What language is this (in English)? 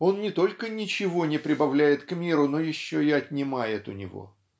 Russian